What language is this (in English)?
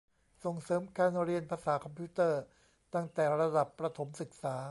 Thai